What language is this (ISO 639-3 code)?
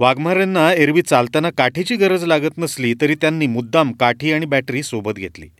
mar